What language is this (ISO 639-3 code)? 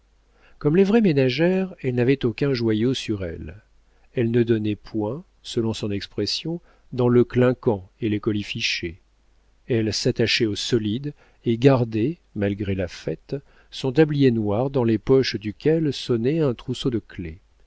fra